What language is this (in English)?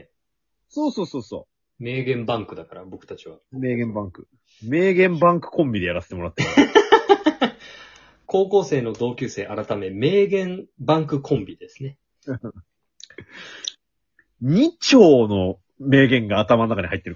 Japanese